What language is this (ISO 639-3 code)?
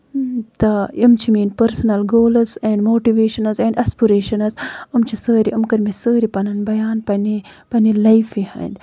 kas